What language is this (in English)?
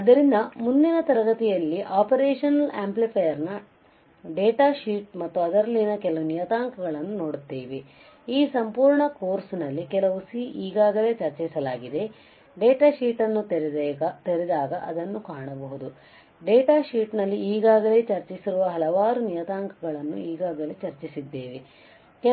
Kannada